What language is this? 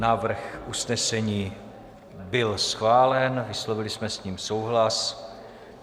Czech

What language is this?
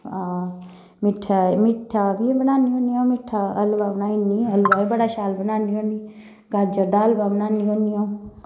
Dogri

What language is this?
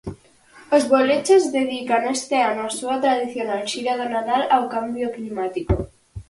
Galician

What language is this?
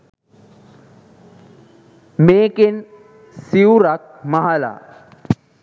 Sinhala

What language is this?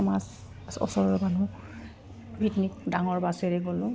Assamese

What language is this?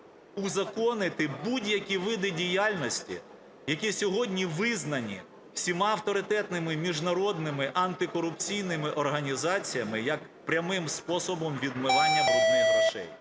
Ukrainian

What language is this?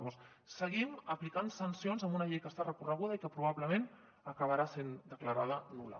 Catalan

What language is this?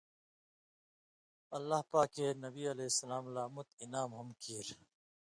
Indus Kohistani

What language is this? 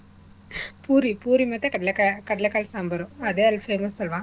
Kannada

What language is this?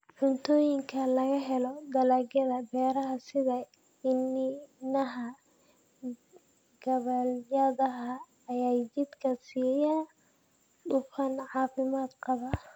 Somali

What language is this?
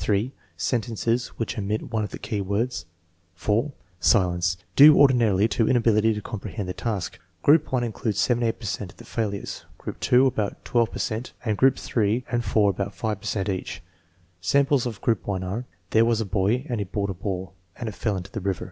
English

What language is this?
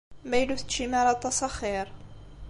Kabyle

